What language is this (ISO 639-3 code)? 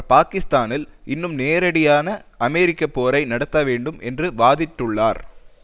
tam